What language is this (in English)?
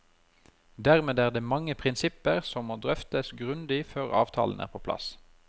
Norwegian